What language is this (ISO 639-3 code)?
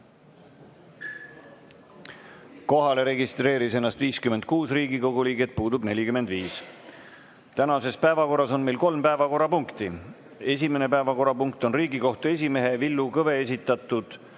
est